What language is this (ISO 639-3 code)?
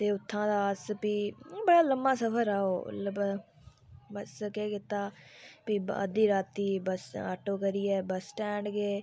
doi